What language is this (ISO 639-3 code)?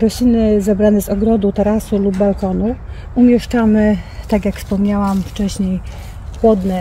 pol